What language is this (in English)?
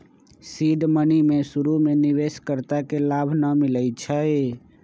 Magahi